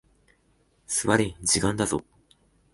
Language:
Japanese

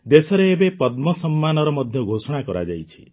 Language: Odia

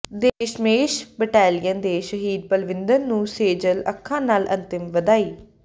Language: Punjabi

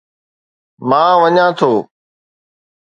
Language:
Sindhi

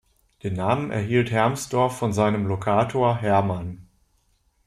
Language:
German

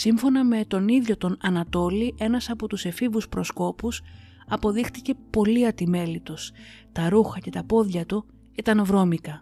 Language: Greek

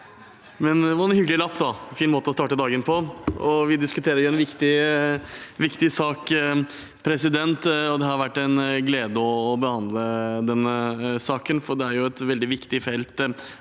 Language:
Norwegian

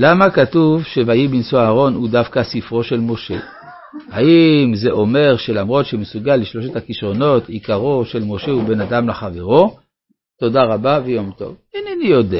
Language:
Hebrew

